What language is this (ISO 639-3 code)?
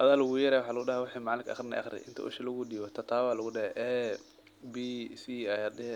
som